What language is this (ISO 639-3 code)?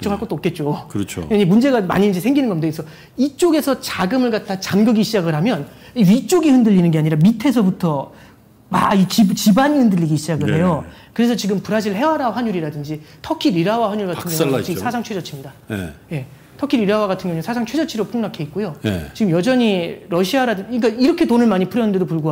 kor